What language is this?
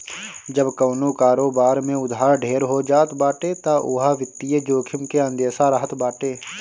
Bhojpuri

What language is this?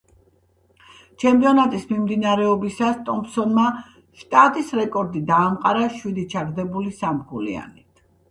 Georgian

